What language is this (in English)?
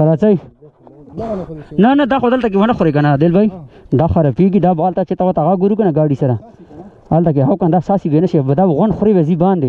Arabic